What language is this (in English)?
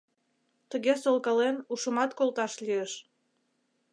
Mari